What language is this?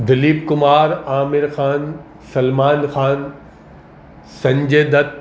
Urdu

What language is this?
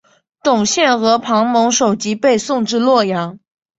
Chinese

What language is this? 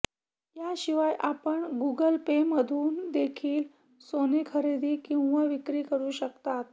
Marathi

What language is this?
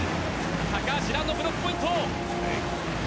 Japanese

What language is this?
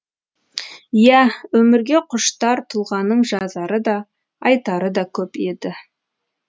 Kazakh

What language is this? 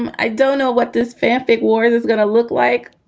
English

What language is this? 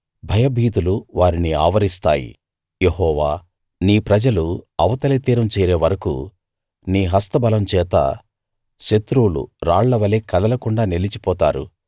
Telugu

